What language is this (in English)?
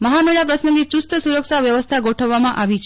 Gujarati